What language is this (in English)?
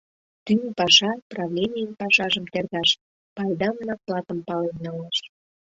Mari